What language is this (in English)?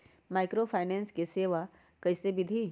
Magahi